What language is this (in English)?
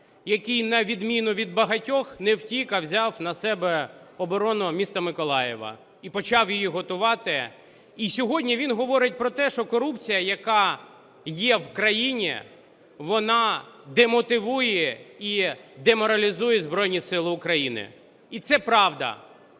Ukrainian